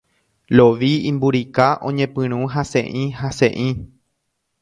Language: Guarani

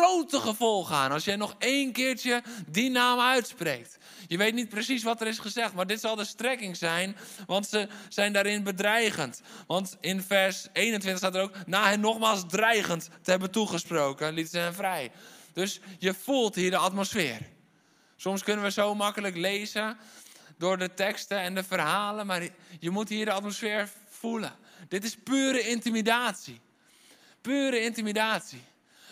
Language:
Dutch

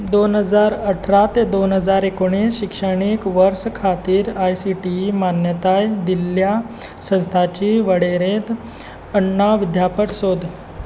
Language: Konkani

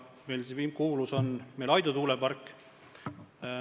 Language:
Estonian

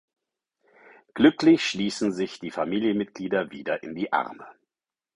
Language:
German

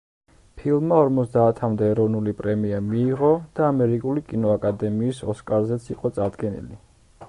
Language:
Georgian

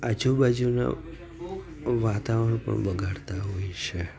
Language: Gujarati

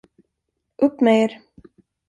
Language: Swedish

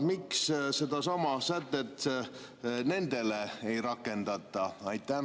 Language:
Estonian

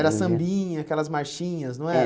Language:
Portuguese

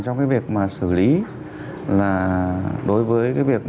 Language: Vietnamese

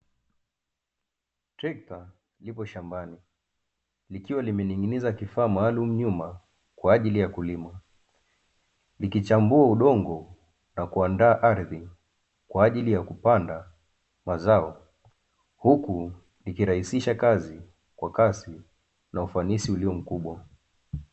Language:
Swahili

